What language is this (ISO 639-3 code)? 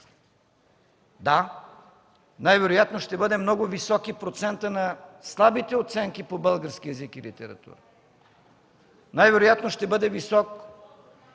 bul